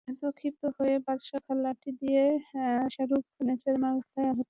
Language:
Bangla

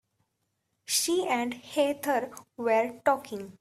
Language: English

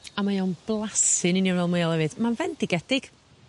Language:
Welsh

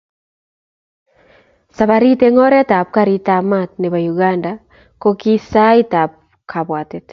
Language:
Kalenjin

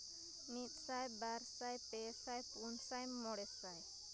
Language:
Santali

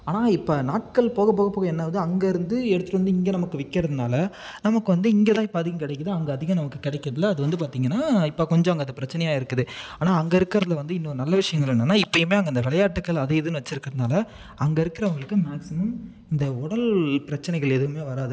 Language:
Tamil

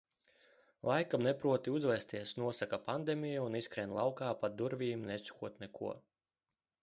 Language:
Latvian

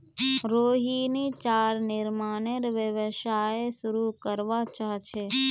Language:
Magahi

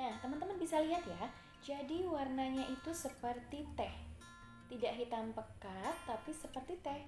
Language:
Indonesian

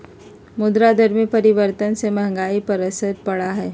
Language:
Magahi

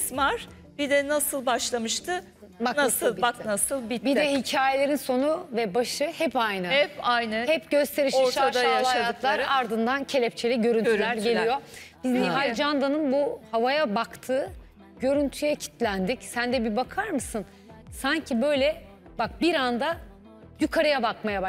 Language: Turkish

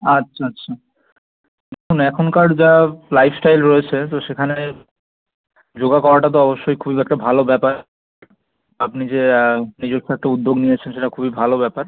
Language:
Bangla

